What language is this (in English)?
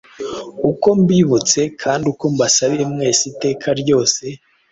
Kinyarwanda